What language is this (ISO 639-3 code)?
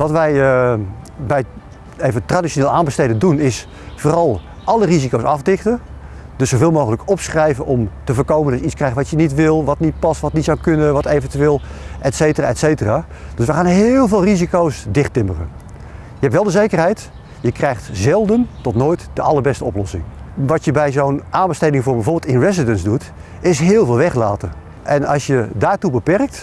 nld